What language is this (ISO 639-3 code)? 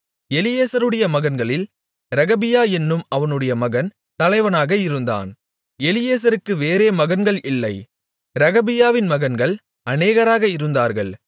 tam